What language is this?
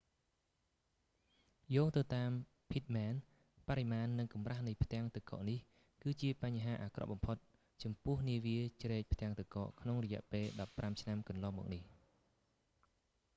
Khmer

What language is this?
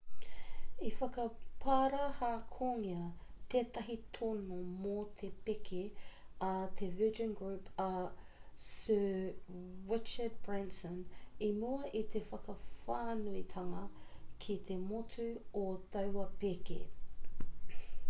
Māori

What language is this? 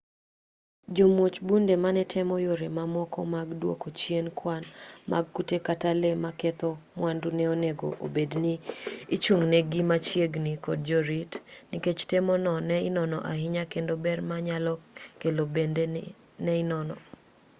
Luo (Kenya and Tanzania)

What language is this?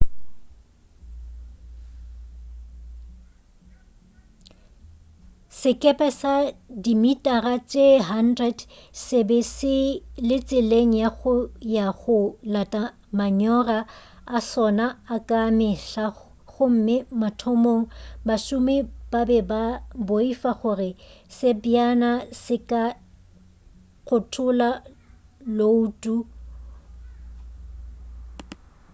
Northern Sotho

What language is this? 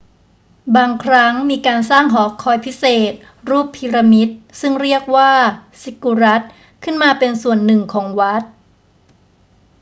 Thai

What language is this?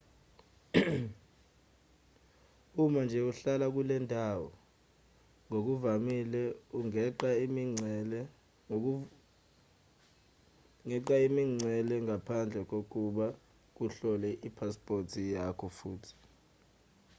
Zulu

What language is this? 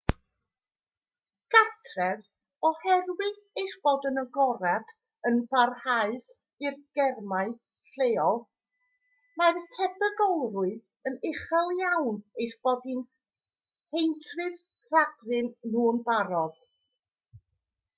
Welsh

